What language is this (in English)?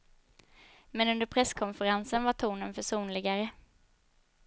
Swedish